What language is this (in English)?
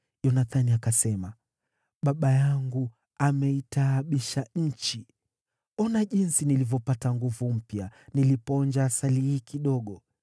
Swahili